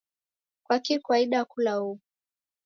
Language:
Taita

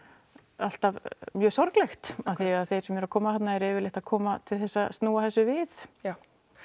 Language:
Icelandic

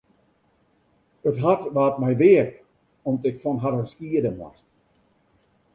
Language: Western Frisian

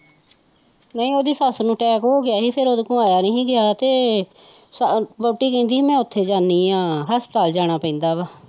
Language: Punjabi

